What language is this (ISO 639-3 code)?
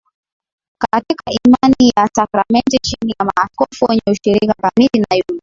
swa